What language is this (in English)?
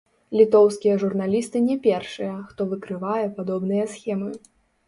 Belarusian